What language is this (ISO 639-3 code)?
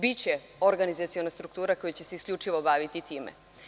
srp